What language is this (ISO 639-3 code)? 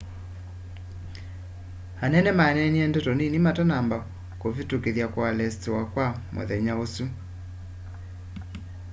kam